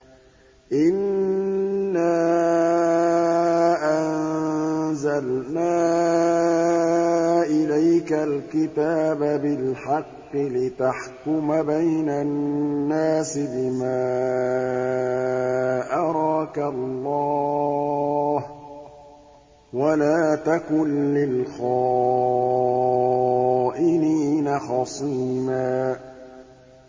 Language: Arabic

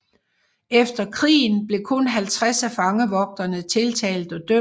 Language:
Danish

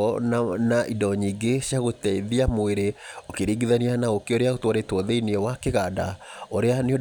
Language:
Kikuyu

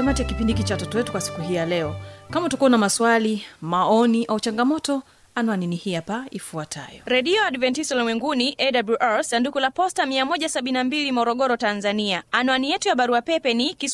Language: Swahili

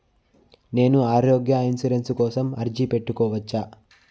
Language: Telugu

